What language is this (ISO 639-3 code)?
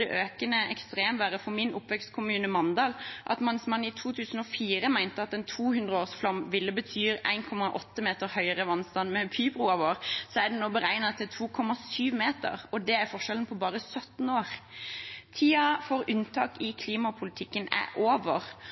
nob